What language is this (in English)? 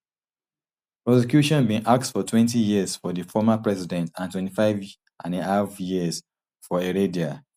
Nigerian Pidgin